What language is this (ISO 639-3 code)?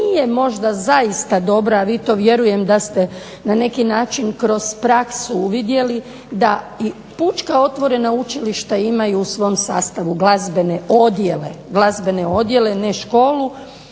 hrv